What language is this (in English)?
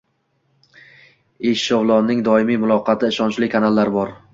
Uzbek